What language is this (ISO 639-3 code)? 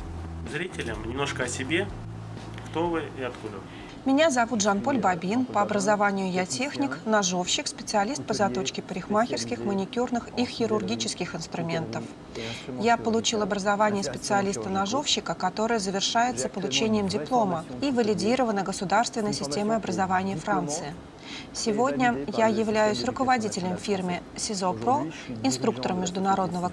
rus